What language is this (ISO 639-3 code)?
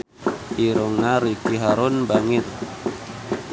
sun